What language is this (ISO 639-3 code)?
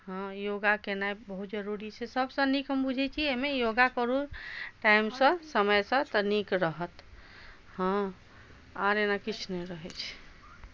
mai